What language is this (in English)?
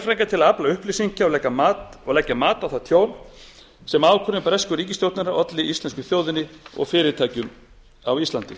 Icelandic